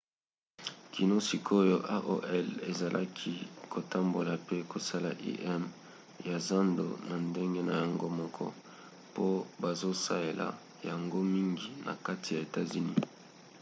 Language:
Lingala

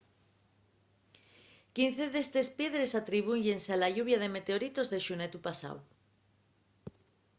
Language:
Asturian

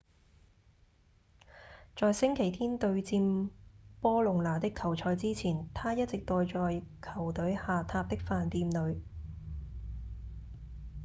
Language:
Cantonese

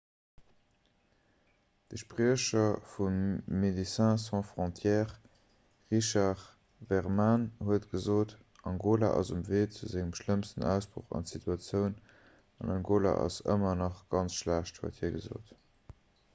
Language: Luxembourgish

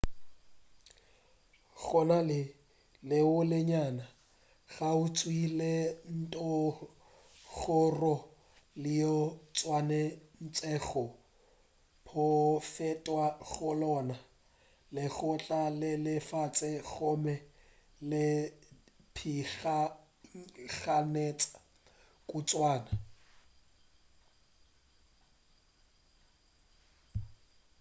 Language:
Northern Sotho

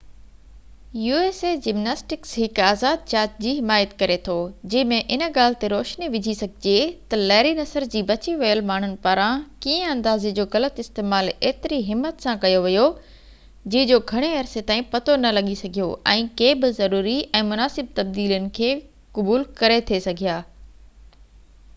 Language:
Sindhi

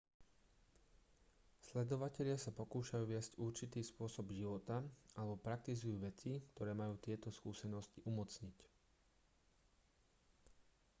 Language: Slovak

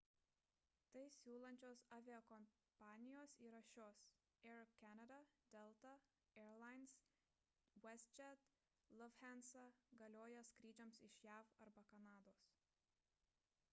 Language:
Lithuanian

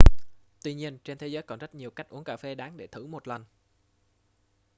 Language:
Vietnamese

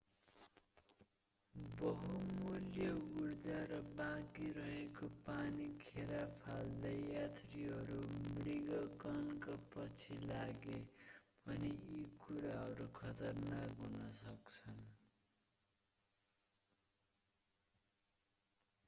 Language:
Nepali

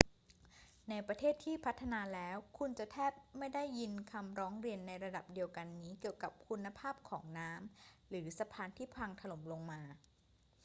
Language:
Thai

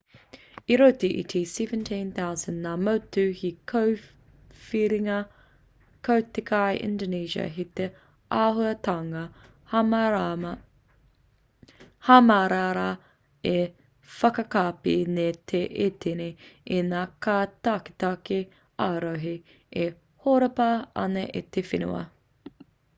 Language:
Māori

